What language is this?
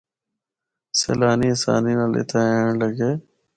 Northern Hindko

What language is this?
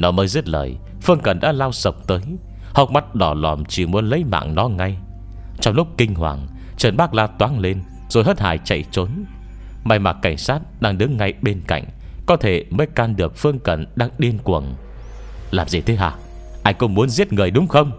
Vietnamese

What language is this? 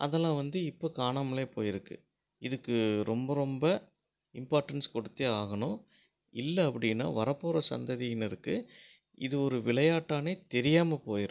Tamil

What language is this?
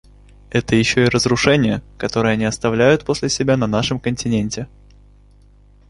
Russian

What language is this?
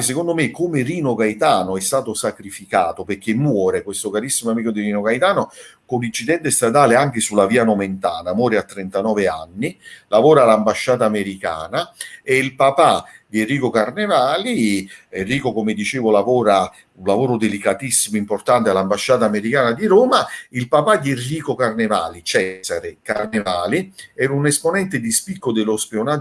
Italian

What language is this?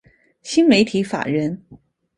Chinese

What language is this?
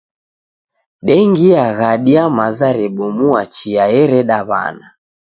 Taita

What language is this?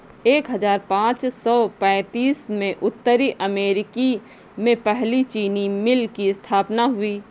Hindi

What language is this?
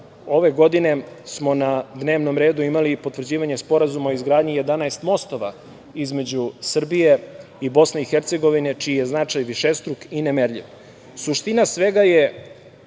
Serbian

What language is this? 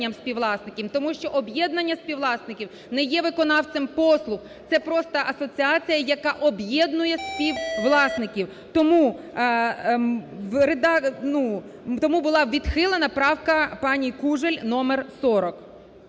Ukrainian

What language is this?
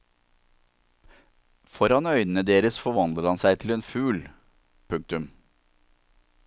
Norwegian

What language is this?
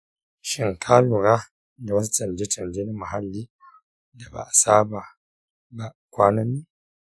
Hausa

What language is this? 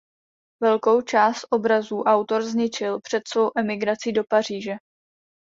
Czech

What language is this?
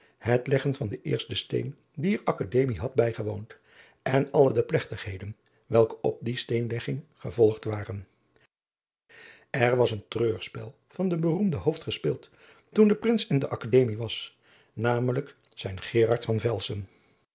Dutch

